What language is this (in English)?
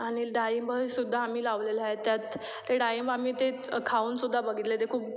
Marathi